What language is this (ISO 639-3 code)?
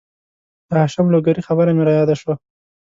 pus